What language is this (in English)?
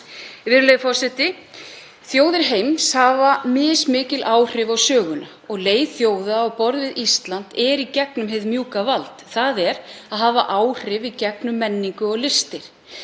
Icelandic